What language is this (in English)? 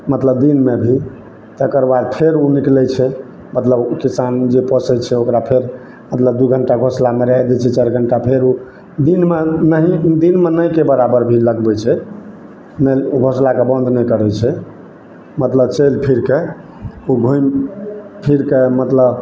Maithili